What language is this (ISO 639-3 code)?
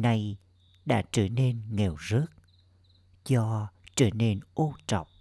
vie